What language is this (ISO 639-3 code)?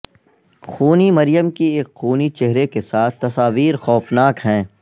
urd